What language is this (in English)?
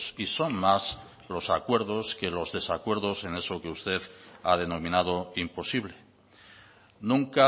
Spanish